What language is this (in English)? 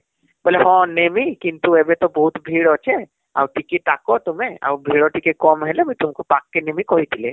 Odia